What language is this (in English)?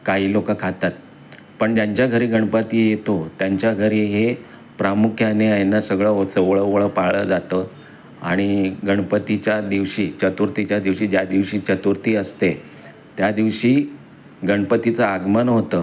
Marathi